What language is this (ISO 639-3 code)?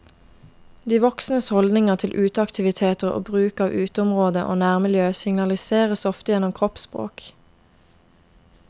nor